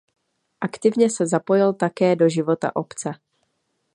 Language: Czech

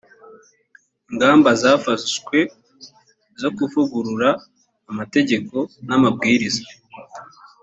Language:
Kinyarwanda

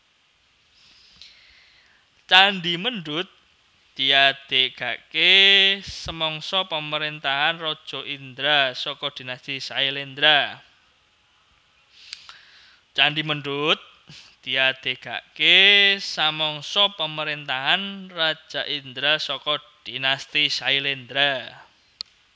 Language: Javanese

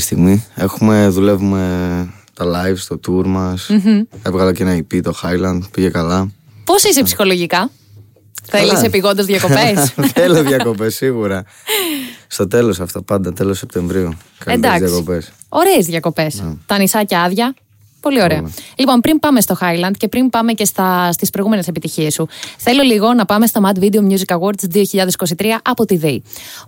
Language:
Greek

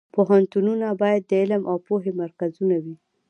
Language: Pashto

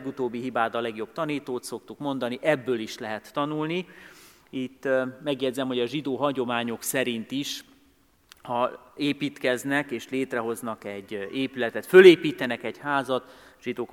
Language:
Hungarian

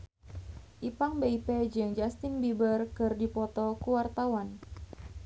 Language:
Sundanese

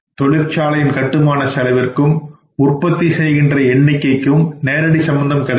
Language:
Tamil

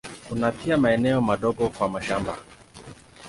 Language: Swahili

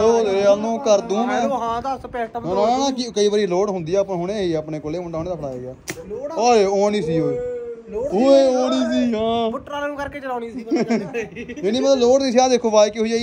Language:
Punjabi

